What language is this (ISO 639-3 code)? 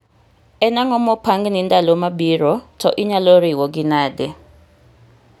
luo